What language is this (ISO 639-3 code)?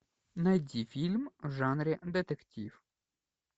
rus